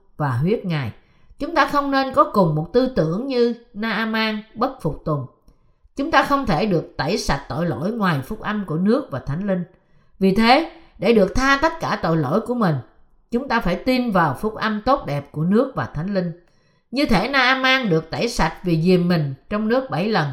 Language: Vietnamese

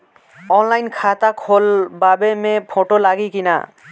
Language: Bhojpuri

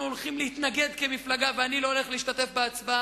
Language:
Hebrew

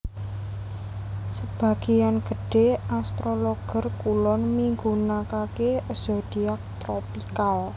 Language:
Javanese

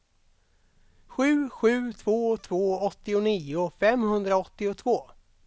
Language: Swedish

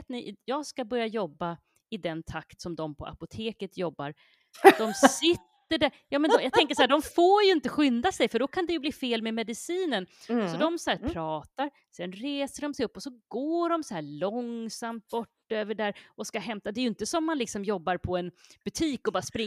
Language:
Swedish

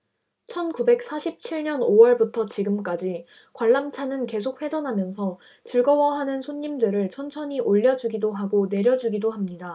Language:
Korean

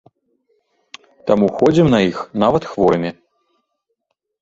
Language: Belarusian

